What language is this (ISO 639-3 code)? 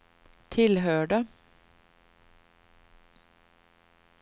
swe